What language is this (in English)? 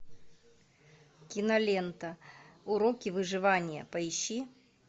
Russian